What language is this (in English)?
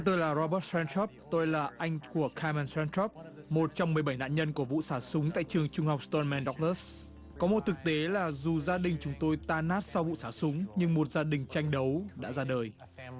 Vietnamese